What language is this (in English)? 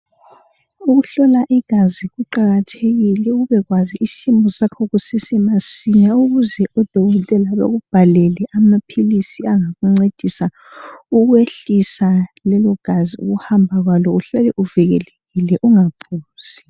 North Ndebele